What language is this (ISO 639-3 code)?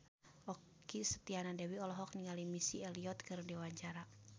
sun